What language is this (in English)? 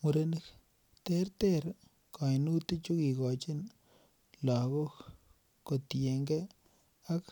Kalenjin